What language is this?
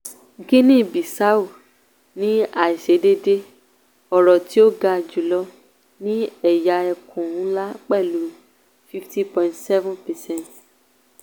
Yoruba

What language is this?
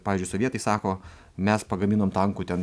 Lithuanian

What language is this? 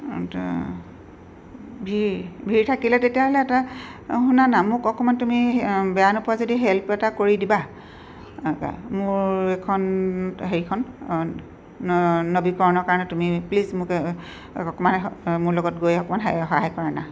Assamese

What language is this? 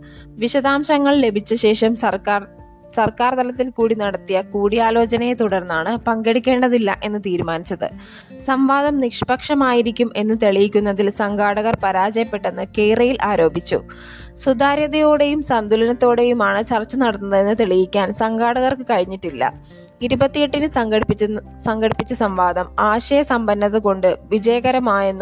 Malayalam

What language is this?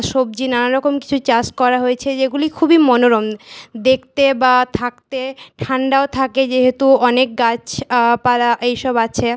Bangla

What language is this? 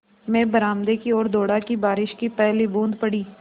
Hindi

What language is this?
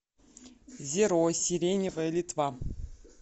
Russian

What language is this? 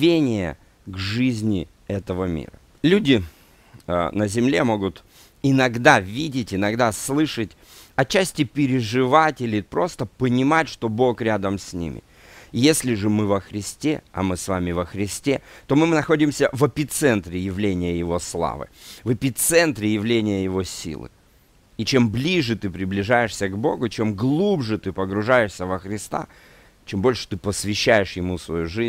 Russian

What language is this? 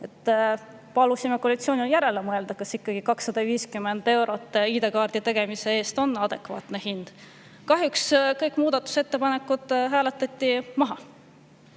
Estonian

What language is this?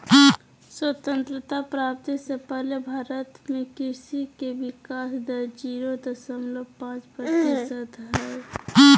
Magahi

